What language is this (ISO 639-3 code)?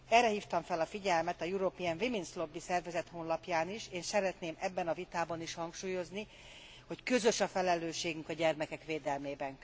hun